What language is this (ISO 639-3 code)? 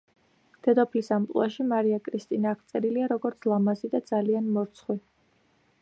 kat